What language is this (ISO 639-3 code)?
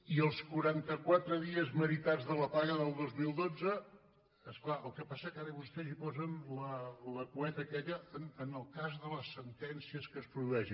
cat